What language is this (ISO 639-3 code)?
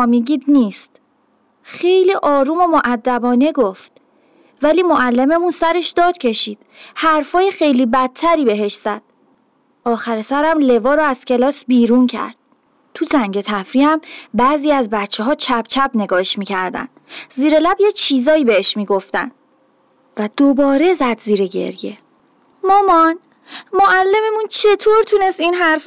fas